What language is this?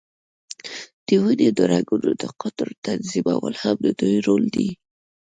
Pashto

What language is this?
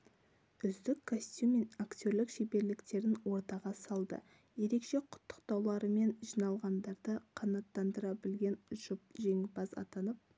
Kazakh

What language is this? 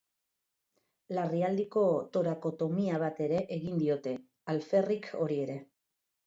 Basque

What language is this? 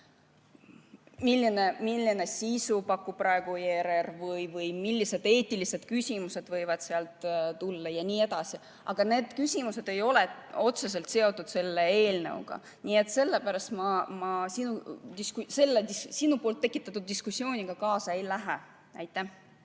Estonian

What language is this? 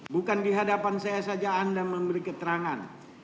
Indonesian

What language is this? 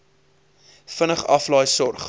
Afrikaans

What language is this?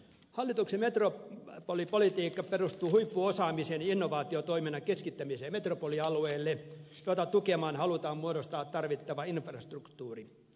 Finnish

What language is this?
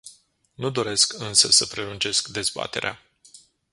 Romanian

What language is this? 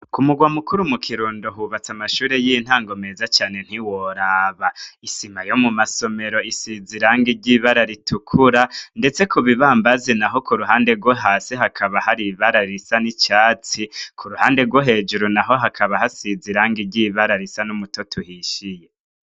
Rundi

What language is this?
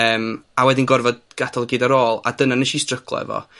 Welsh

